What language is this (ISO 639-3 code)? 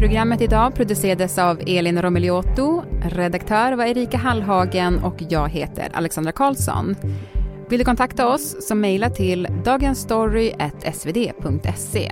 swe